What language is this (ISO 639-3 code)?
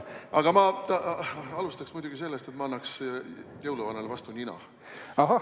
est